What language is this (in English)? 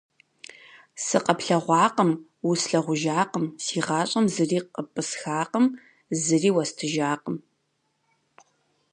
Kabardian